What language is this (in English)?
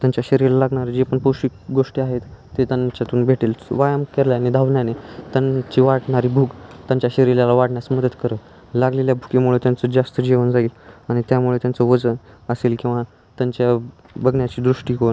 Marathi